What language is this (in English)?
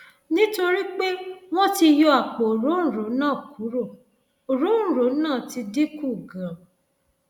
Yoruba